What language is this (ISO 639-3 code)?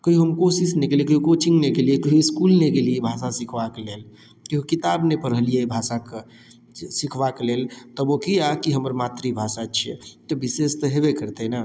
mai